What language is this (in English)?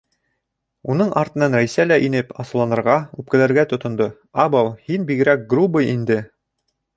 Bashkir